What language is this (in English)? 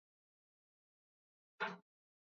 Luo (Kenya and Tanzania)